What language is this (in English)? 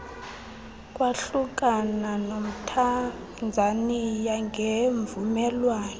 Xhosa